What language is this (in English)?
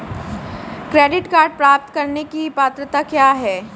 Hindi